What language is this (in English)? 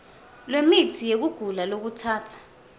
Swati